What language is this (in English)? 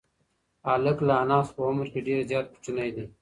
Pashto